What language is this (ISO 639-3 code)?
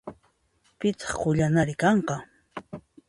qxp